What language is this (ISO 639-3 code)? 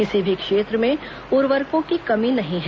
hin